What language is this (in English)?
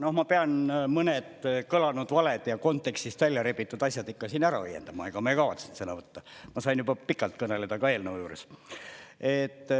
Estonian